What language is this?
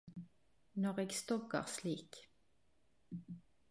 Norwegian Nynorsk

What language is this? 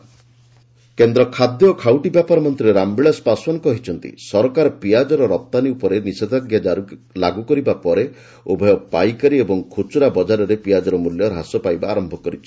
Odia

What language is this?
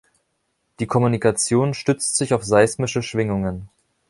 German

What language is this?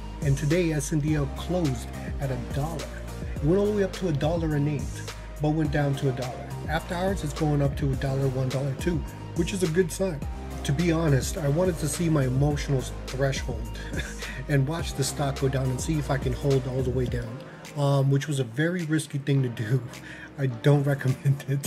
English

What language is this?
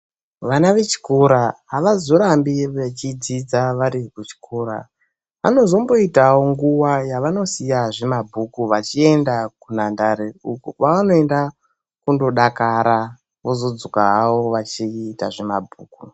Ndau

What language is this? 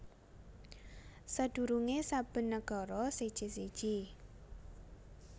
Javanese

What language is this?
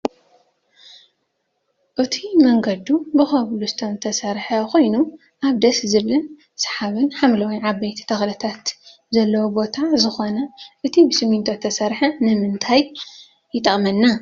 Tigrinya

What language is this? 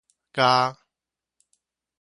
Min Nan Chinese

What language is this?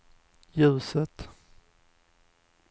Swedish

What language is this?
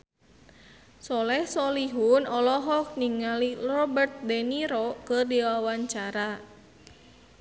Sundanese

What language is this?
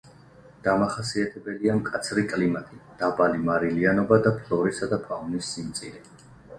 Georgian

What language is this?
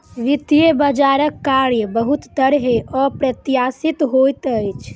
Maithili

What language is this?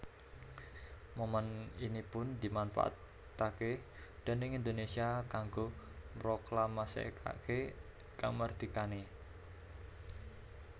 Javanese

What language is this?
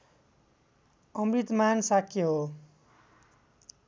Nepali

